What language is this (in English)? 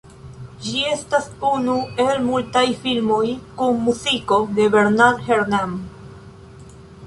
Esperanto